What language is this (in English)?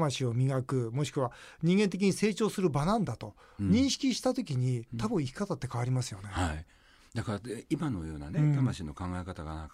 Japanese